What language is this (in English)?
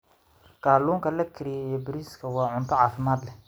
Somali